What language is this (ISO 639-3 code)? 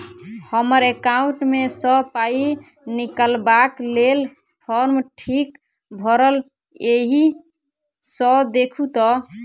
mai